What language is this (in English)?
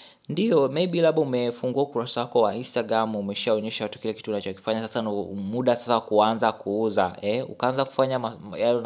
Swahili